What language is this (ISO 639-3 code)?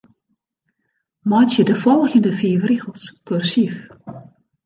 fry